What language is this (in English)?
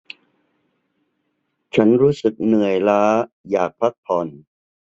Thai